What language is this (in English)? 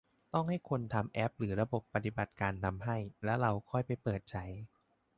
Thai